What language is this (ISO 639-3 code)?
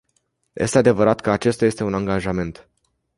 ron